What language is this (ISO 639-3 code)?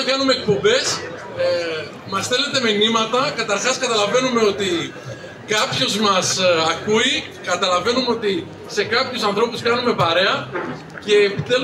ell